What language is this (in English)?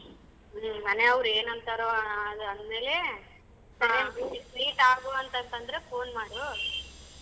Kannada